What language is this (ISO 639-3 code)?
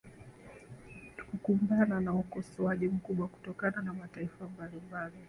swa